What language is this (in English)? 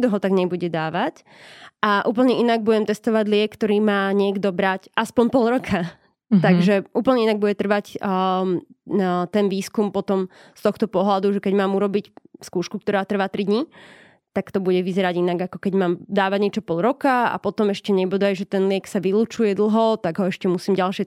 Slovak